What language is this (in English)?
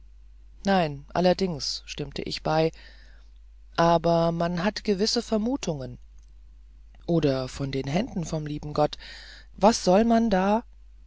German